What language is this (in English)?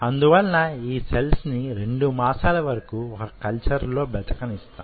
Telugu